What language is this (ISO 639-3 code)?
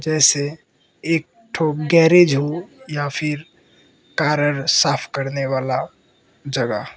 hin